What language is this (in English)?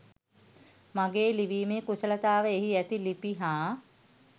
Sinhala